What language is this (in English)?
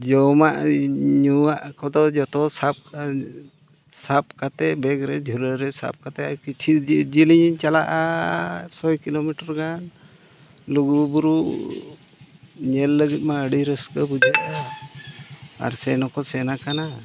Santali